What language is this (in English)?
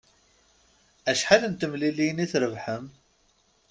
Kabyle